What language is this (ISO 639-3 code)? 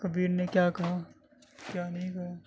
urd